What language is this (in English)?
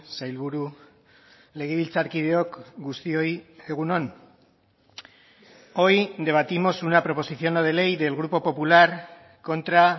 Spanish